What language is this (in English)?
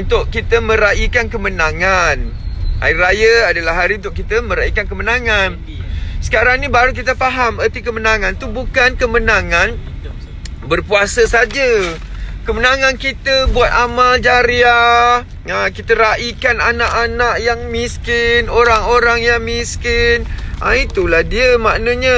Malay